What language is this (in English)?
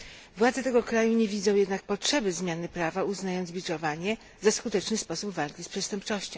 Polish